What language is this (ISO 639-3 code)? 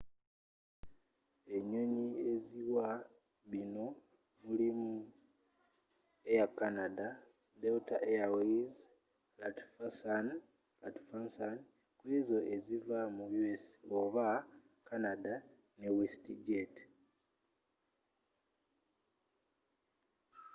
lug